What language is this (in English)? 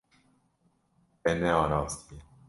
Kurdish